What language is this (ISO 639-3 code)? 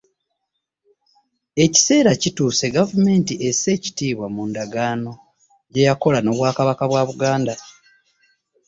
lug